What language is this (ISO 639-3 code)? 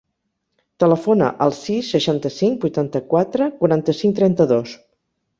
cat